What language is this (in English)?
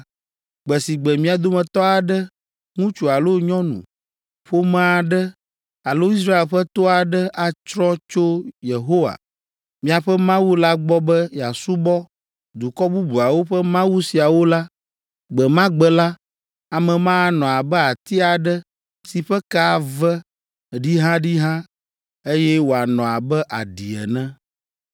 Ewe